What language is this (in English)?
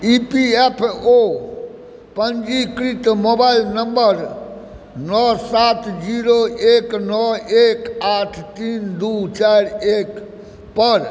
Maithili